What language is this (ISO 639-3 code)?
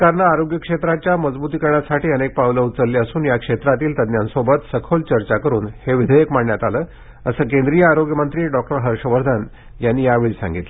mar